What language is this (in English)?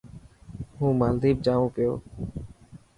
Dhatki